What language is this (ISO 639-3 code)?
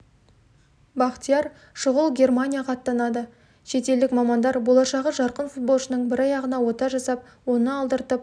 kaz